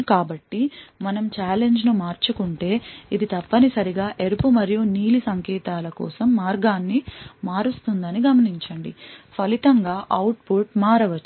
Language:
Telugu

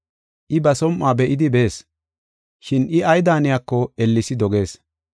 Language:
Gofa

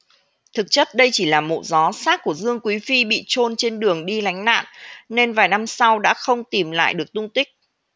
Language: Vietnamese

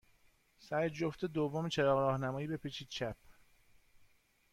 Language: Persian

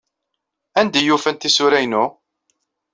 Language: Kabyle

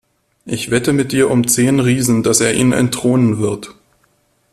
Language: German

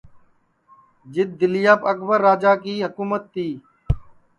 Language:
Sansi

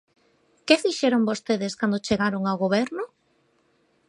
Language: Galician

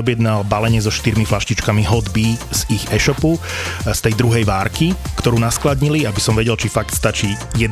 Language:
Slovak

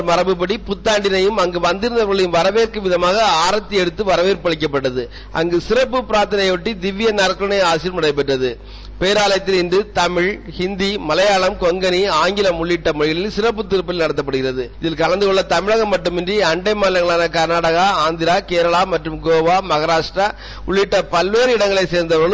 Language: Tamil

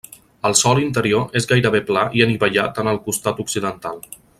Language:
Catalan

